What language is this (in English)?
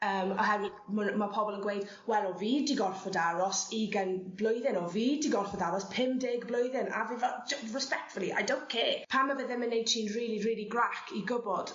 Welsh